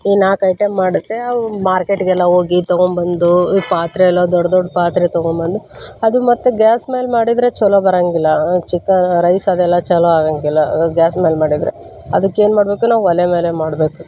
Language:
Kannada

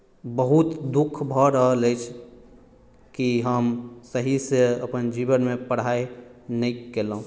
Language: Maithili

